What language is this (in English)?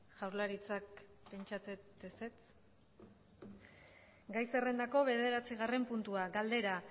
Basque